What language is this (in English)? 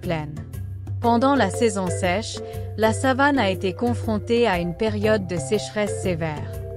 French